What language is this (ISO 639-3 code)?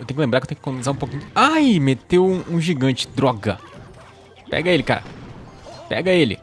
por